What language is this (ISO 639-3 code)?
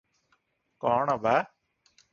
ori